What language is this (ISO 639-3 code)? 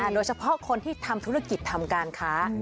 tha